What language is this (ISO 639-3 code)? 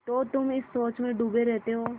hin